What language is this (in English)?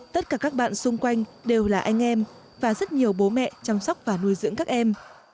Vietnamese